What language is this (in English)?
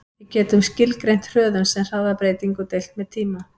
Icelandic